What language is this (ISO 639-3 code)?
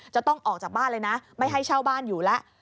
tha